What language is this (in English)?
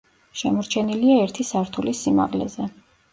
Georgian